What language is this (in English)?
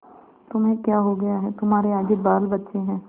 Hindi